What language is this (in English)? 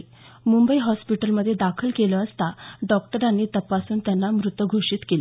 Marathi